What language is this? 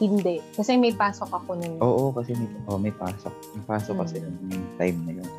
Filipino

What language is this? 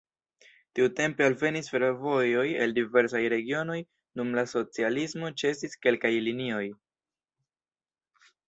Esperanto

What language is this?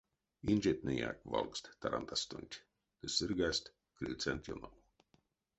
Erzya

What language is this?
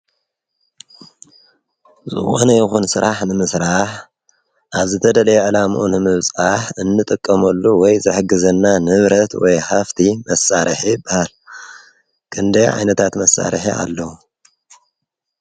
Tigrinya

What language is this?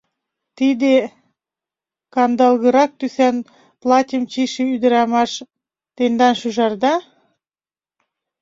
Mari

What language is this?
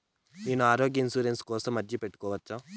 Telugu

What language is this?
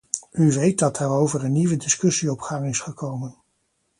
Dutch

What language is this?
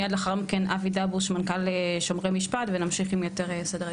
Hebrew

